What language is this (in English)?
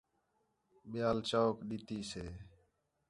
Khetrani